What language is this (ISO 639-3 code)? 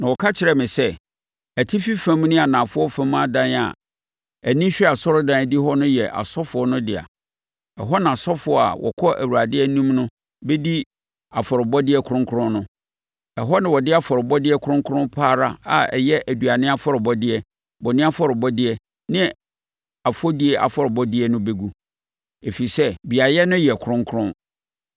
aka